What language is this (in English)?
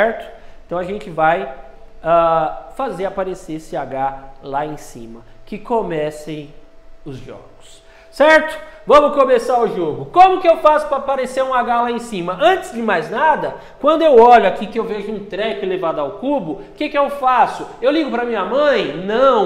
Portuguese